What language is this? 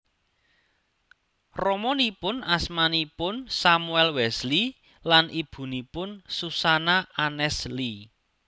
Javanese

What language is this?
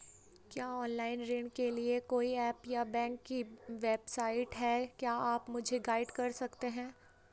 Hindi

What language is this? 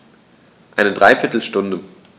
German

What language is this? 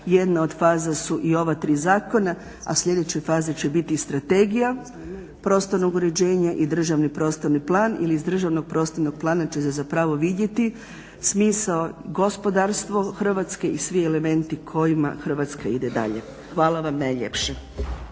Croatian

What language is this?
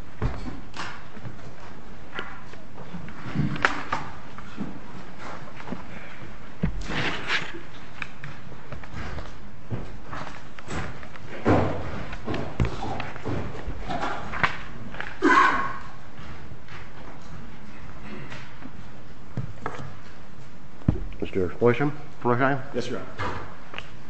English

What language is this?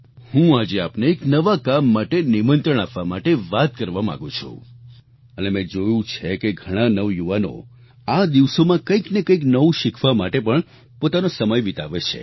Gujarati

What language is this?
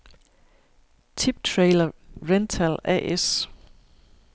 Danish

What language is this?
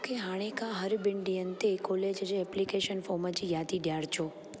Sindhi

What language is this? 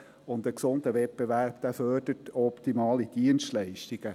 Swiss German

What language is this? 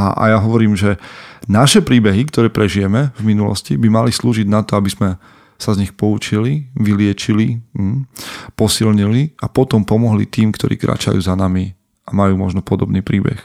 Slovak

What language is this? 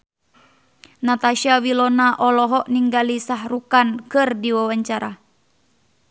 Sundanese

